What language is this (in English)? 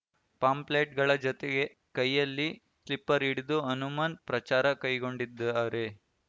Kannada